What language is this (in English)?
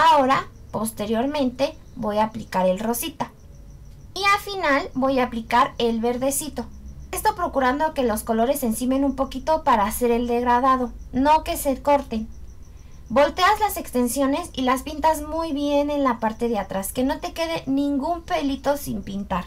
Spanish